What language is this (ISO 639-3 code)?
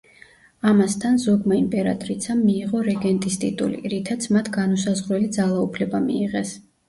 kat